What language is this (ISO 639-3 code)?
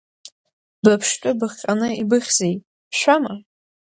abk